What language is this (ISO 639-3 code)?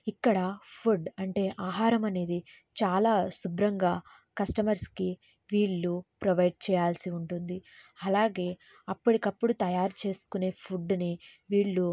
tel